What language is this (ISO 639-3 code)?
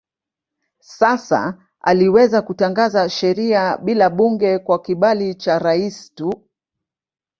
swa